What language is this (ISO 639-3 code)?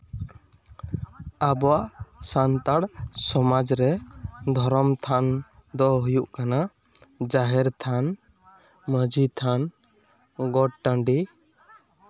sat